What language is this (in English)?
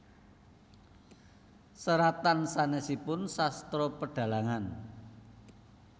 Javanese